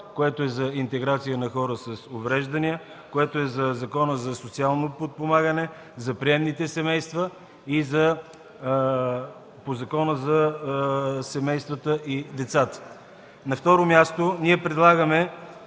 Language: Bulgarian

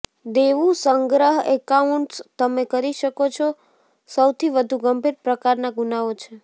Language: Gujarati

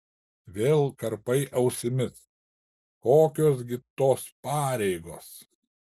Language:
Lithuanian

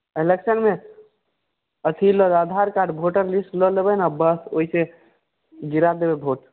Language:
Maithili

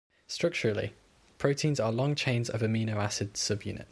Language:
English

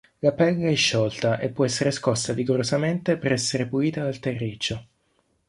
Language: Italian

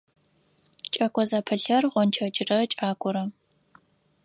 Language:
Adyghe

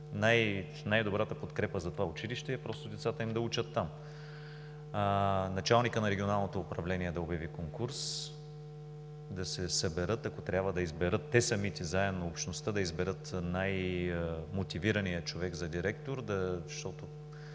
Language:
Bulgarian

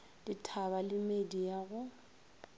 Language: Northern Sotho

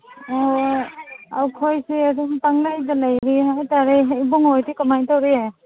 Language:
Manipuri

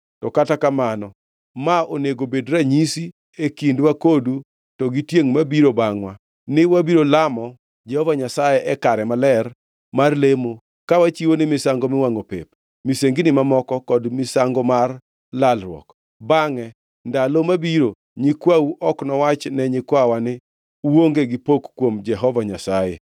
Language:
Luo (Kenya and Tanzania)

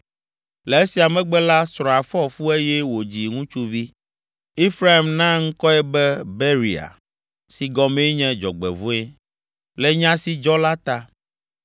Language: Ewe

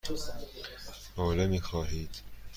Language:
Persian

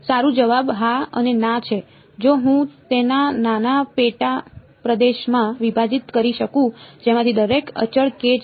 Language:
Gujarati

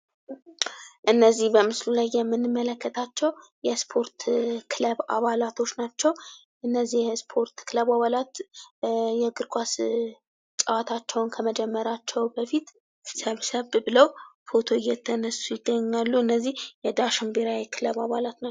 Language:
Amharic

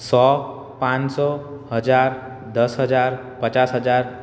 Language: Gujarati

